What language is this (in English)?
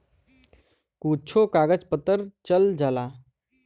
Bhojpuri